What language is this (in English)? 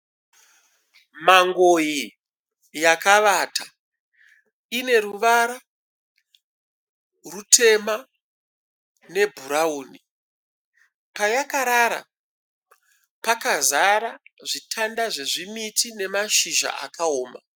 Shona